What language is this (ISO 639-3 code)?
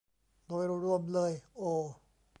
tha